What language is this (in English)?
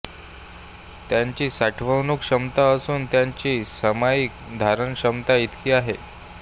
Marathi